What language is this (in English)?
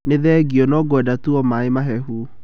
Kikuyu